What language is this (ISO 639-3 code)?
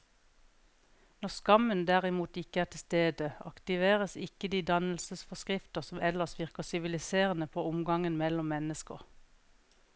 nor